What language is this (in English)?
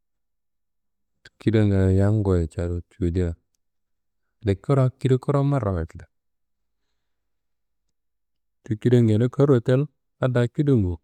Kanembu